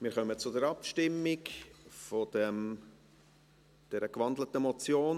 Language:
Swiss German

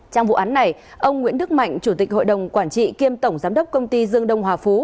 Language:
Vietnamese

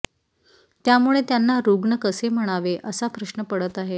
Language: Marathi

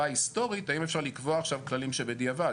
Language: Hebrew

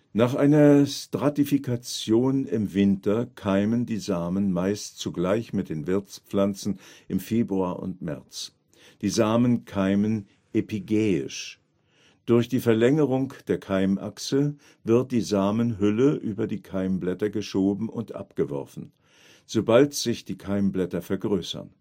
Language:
German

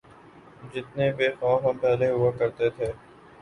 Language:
Urdu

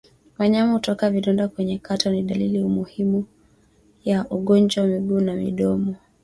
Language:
Swahili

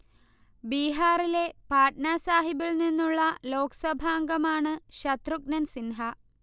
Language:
Malayalam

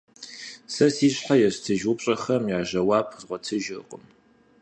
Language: Kabardian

